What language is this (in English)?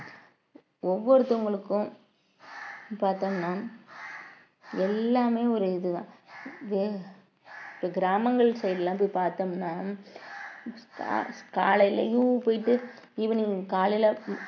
Tamil